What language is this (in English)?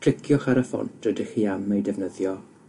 Welsh